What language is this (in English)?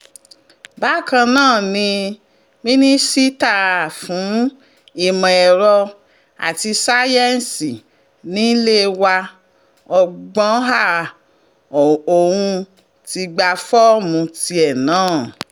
Yoruba